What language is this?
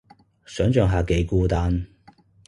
Cantonese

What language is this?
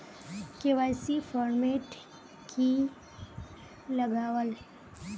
Magahi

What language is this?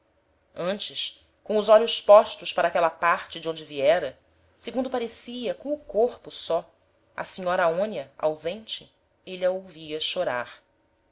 Portuguese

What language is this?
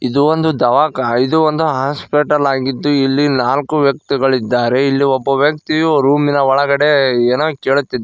Kannada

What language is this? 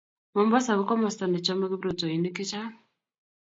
Kalenjin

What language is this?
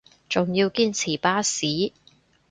Cantonese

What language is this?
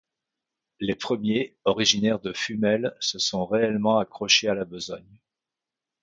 French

